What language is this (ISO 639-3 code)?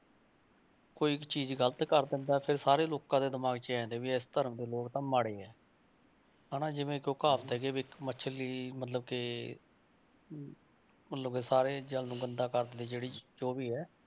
pan